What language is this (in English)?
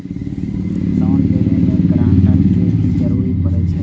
Maithili